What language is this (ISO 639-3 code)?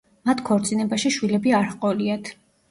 kat